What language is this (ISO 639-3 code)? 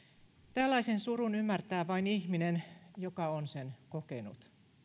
fin